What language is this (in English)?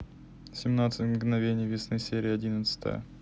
Russian